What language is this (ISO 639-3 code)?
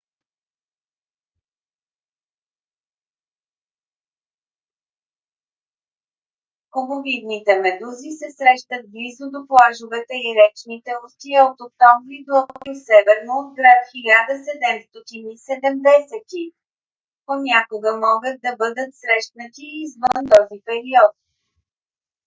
bul